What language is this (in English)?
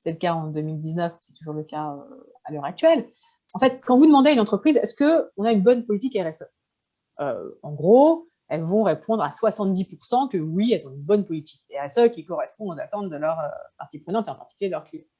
French